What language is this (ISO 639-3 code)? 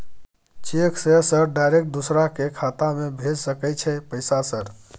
mai